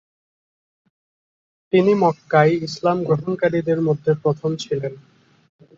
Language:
Bangla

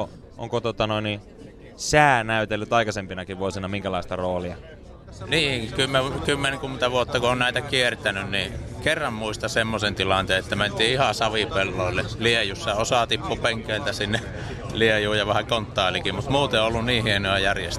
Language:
Finnish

